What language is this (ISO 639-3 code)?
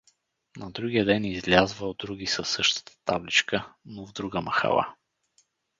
bul